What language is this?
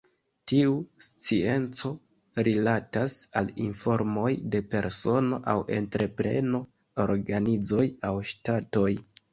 Esperanto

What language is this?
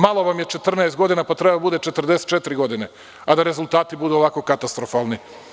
Serbian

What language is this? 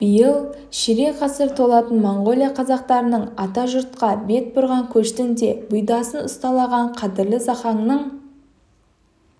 Kazakh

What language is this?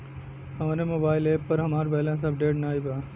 Bhojpuri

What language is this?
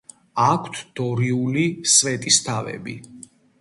Georgian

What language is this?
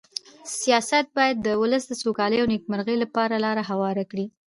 Pashto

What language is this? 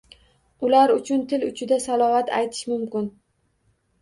Uzbek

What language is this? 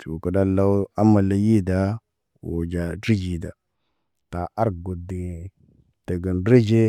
Naba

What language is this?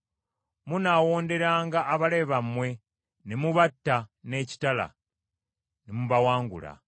Ganda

